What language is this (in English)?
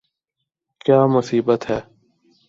Urdu